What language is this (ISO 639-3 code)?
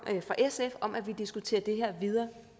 dan